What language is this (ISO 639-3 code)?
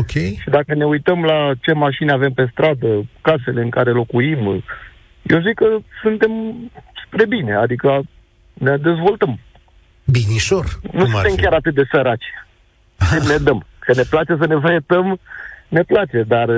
ron